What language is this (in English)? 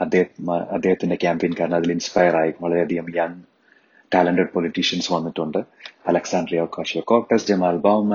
Malayalam